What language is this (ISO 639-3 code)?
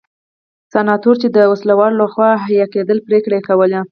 pus